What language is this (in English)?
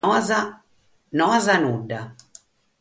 Sardinian